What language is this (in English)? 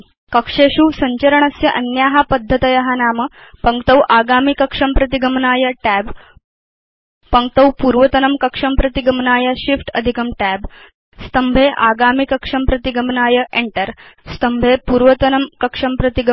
Sanskrit